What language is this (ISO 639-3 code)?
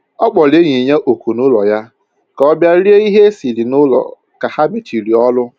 ibo